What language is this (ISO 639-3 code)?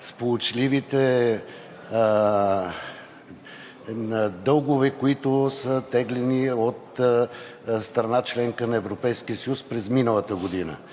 bul